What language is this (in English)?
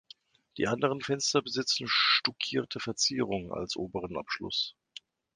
German